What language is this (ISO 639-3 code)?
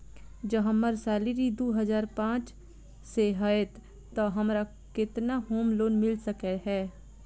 mai